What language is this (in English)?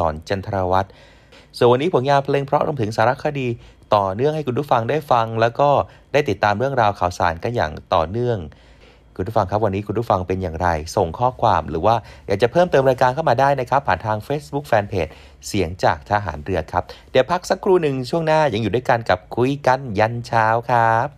Thai